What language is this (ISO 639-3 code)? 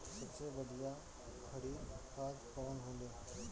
bho